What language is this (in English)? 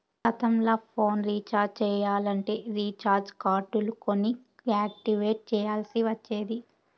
Telugu